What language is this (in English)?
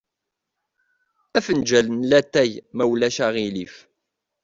Kabyle